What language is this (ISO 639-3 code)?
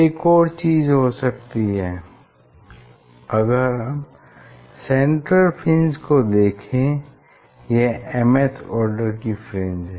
hin